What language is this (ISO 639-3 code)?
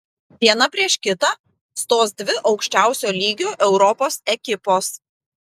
lit